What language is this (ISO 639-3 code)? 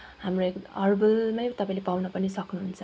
nep